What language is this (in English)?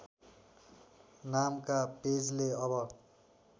Nepali